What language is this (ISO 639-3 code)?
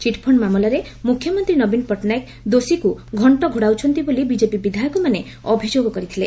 ori